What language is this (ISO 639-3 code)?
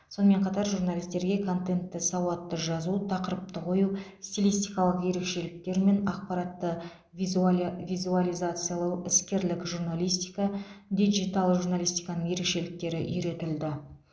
kaz